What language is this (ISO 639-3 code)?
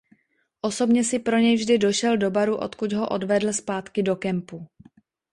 ces